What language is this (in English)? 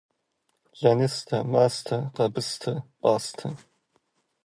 Kabardian